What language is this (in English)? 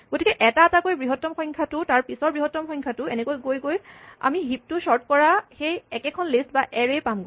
Assamese